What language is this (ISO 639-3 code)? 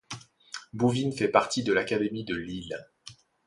fra